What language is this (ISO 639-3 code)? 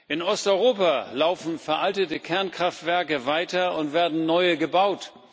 deu